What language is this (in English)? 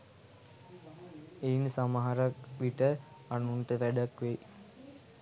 Sinhala